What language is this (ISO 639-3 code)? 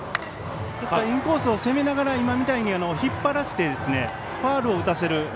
jpn